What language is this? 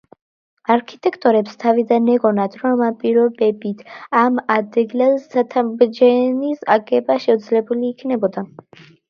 Georgian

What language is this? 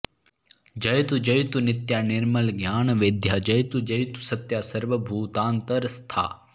Sanskrit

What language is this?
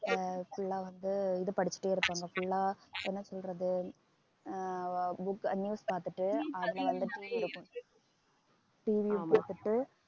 Tamil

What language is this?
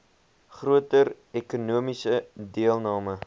Afrikaans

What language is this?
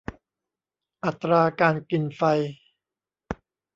Thai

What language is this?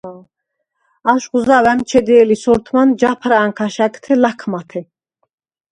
Svan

